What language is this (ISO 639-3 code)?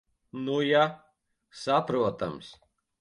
lav